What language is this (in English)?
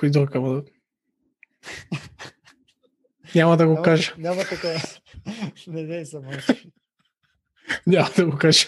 Bulgarian